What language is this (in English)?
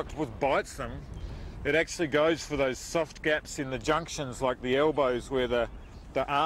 English